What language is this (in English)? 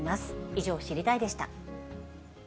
Japanese